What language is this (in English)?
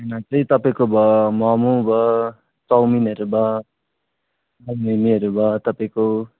Nepali